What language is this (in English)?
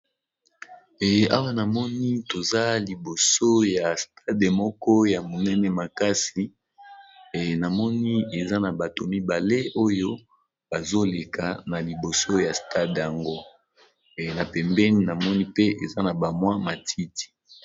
Lingala